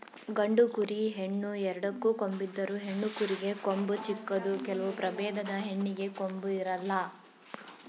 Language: Kannada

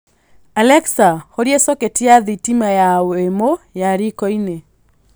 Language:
Kikuyu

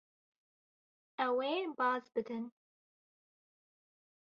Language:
Kurdish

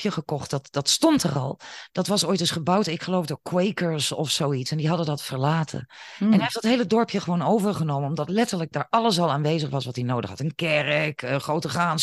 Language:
Dutch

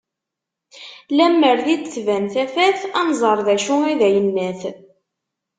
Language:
Kabyle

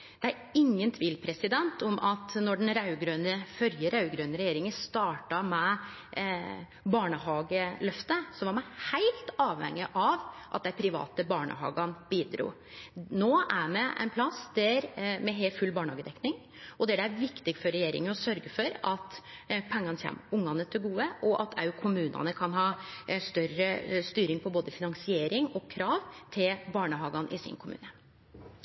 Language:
Norwegian Nynorsk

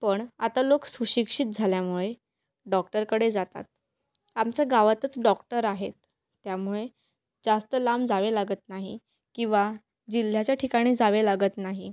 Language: Marathi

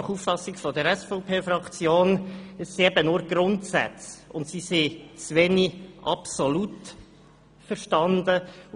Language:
Swiss German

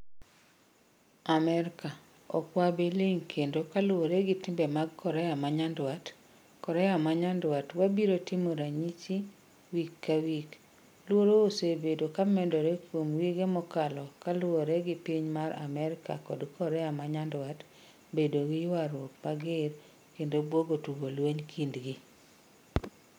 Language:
Luo (Kenya and Tanzania)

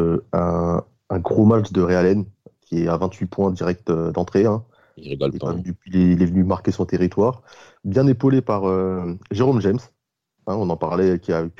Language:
French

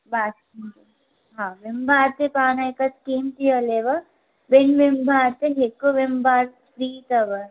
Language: Sindhi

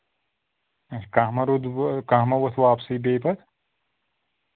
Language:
Kashmiri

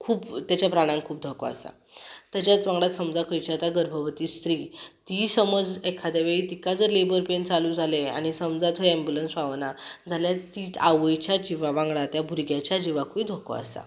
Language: Konkani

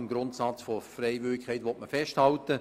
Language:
Swiss German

